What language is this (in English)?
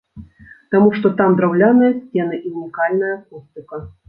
Belarusian